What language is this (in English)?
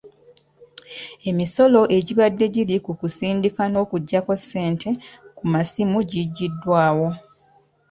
Ganda